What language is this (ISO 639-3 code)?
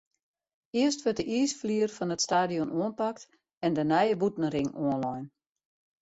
fry